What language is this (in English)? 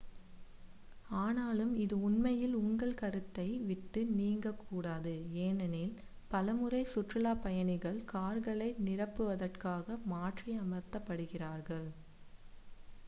Tamil